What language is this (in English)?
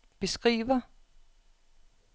Danish